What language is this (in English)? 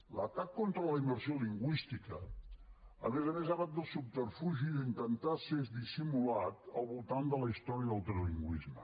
Catalan